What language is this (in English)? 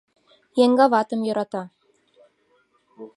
Mari